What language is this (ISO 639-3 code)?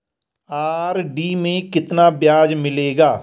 hin